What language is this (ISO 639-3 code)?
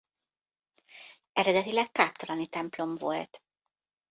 hun